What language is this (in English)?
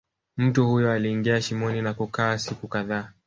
Swahili